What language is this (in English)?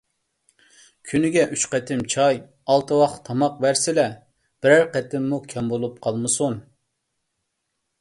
Uyghur